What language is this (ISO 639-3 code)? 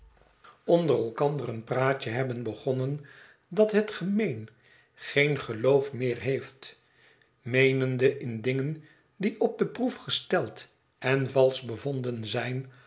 nld